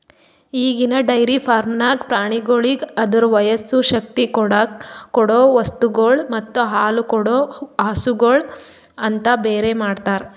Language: Kannada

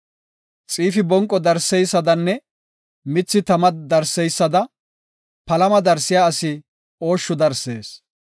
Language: Gofa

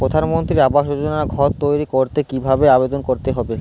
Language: Bangla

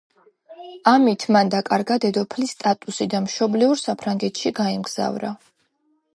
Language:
Georgian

